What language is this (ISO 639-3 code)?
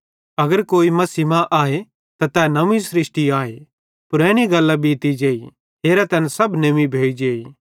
bhd